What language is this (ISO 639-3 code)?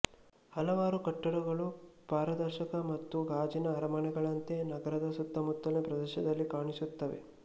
kan